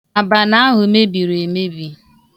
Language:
Igbo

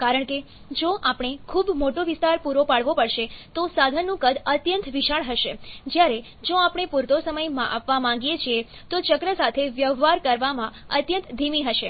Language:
Gujarati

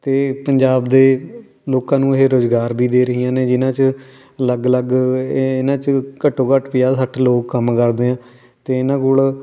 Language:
Punjabi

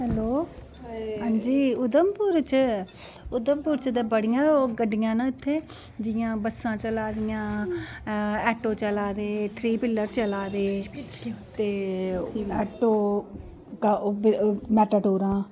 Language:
Dogri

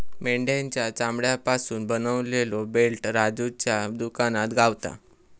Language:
Marathi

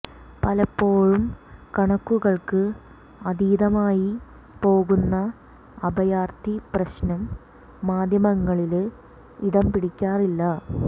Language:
Malayalam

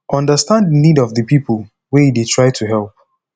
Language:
Nigerian Pidgin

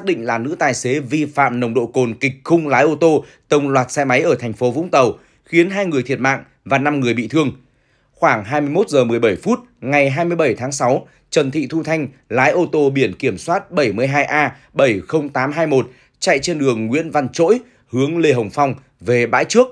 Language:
Vietnamese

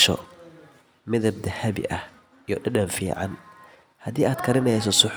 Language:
Somali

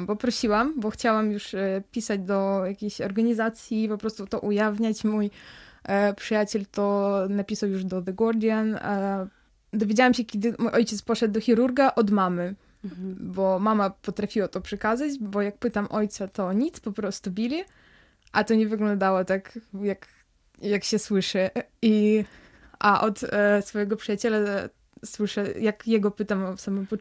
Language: Polish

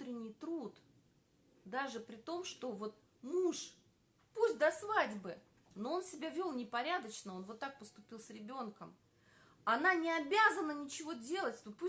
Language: Russian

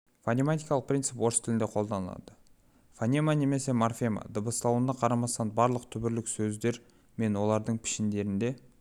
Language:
Kazakh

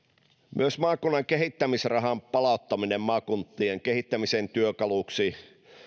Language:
Finnish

